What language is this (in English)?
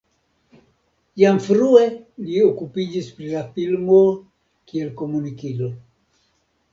Esperanto